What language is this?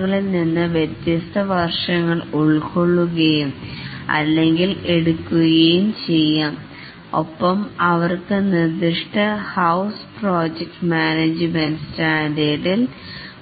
Malayalam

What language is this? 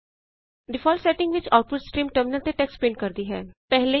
Punjabi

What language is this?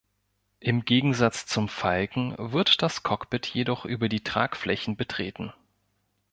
German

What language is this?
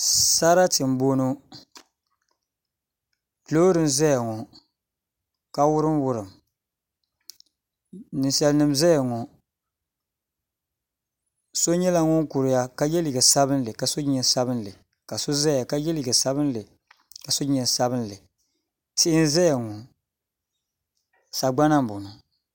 Dagbani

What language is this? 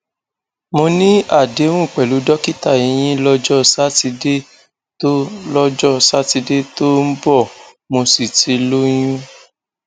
Yoruba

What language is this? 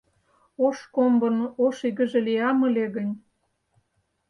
Mari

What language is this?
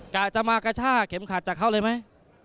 Thai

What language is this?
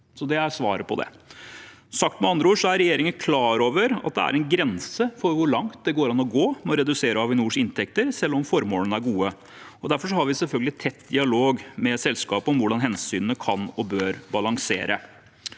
Norwegian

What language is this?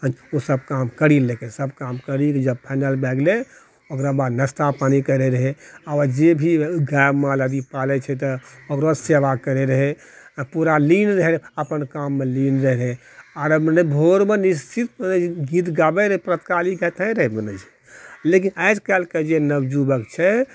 Maithili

